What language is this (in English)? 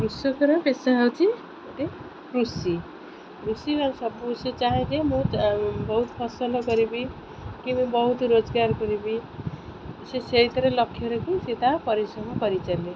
Odia